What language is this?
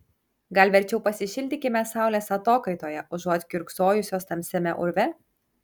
Lithuanian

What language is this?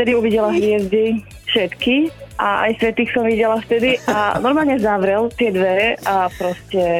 Slovak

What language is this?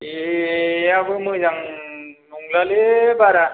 Bodo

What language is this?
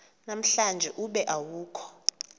Xhosa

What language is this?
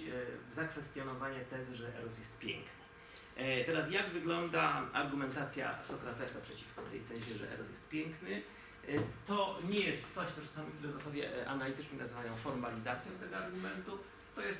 Polish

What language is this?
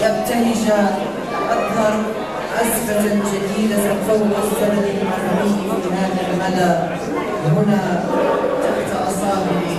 Arabic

